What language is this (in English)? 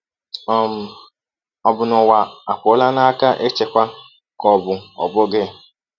Igbo